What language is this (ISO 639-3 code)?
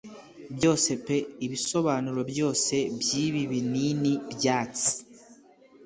kin